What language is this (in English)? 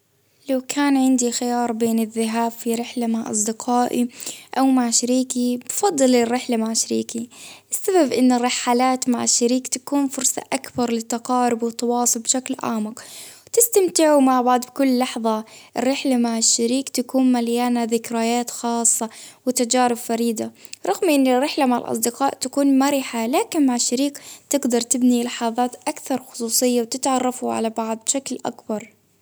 Baharna Arabic